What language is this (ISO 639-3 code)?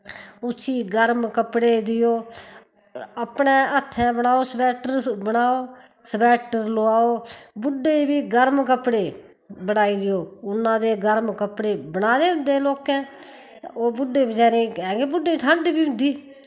doi